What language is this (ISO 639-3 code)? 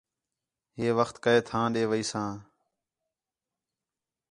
xhe